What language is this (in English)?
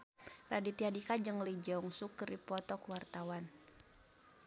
Sundanese